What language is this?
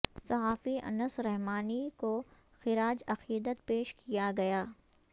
Urdu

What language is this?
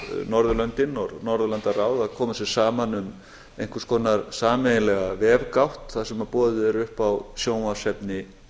Icelandic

